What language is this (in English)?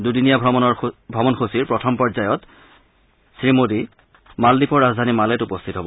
Assamese